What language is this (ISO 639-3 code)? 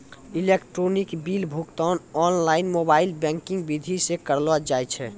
mai